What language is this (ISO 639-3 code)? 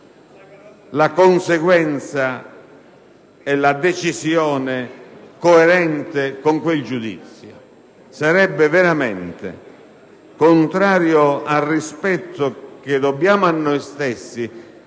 ita